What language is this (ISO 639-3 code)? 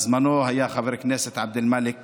heb